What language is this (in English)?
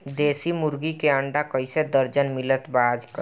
Bhojpuri